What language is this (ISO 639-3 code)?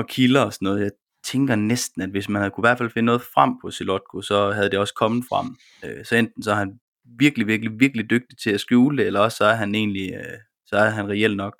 dan